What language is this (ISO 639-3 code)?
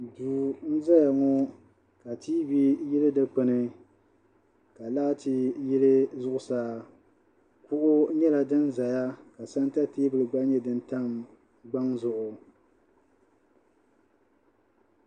dag